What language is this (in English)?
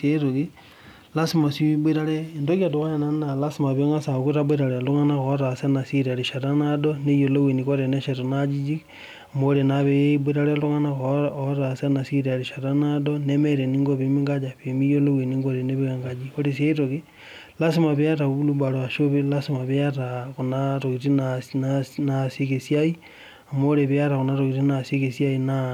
Masai